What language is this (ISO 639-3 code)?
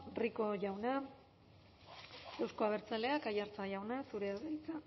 eus